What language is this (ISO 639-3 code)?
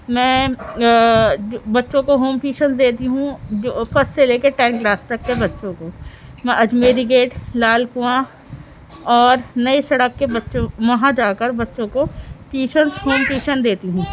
urd